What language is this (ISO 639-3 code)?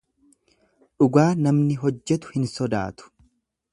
orm